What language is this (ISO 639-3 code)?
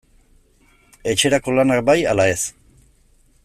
eus